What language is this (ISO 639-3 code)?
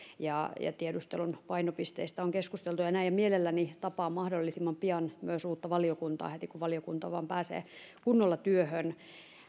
fin